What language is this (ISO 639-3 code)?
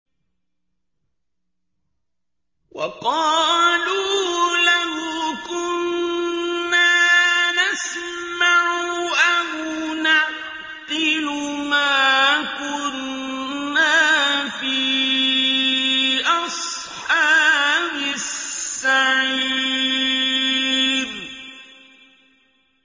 ara